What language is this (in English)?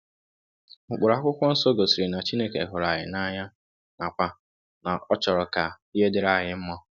Igbo